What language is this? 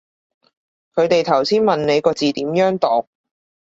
Cantonese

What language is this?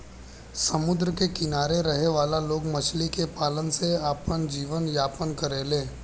Bhojpuri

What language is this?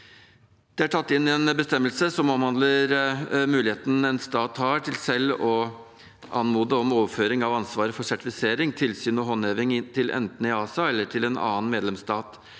Norwegian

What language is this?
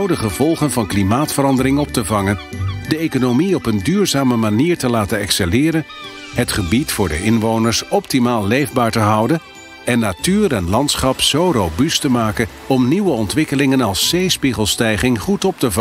Dutch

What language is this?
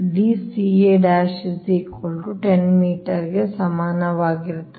Kannada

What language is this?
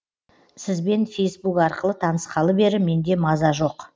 Kazakh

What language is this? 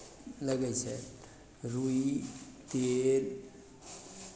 Maithili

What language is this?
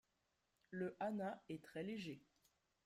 French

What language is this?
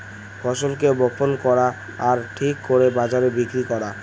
Bangla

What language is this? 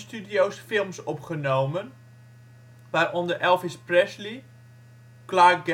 Dutch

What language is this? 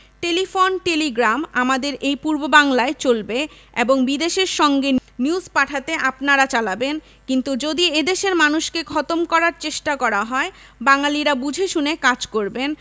Bangla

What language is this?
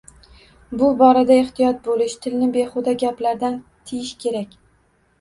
Uzbek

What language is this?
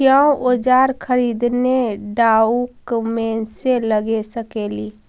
Magahi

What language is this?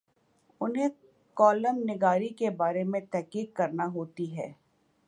Urdu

